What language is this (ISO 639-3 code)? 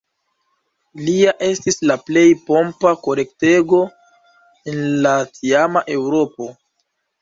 epo